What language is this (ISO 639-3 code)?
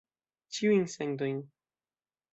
epo